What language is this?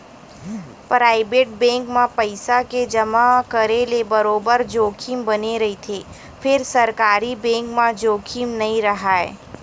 Chhattisgarhi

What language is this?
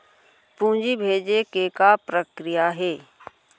Chhattisgarhi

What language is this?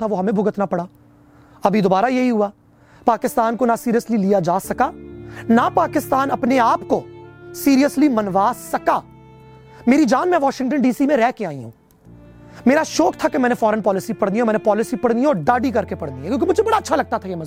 Urdu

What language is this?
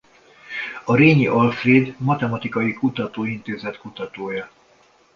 Hungarian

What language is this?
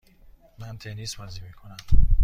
Persian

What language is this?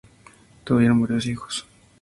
Spanish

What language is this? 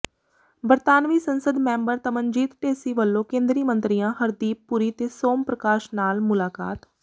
Punjabi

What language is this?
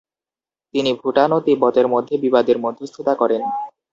Bangla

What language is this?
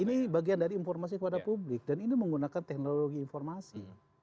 Indonesian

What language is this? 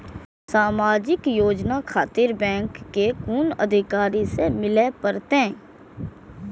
Maithili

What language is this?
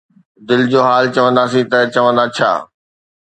Sindhi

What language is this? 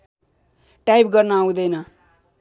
Nepali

